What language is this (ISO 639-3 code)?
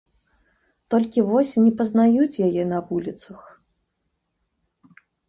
bel